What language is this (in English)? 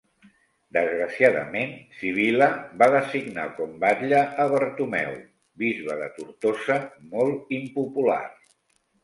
Catalan